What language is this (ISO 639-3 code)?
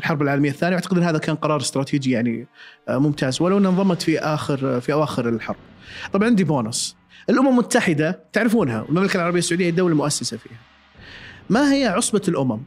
ara